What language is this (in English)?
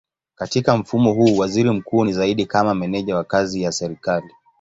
Swahili